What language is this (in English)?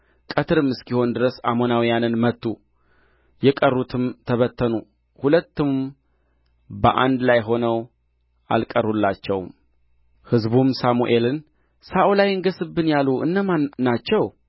Amharic